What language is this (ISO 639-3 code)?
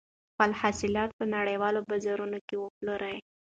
pus